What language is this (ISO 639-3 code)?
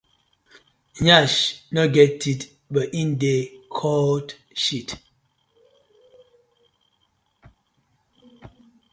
pcm